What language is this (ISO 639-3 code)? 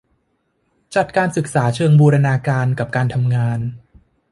tha